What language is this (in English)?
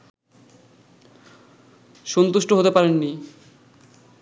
Bangla